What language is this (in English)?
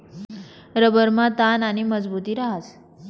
Marathi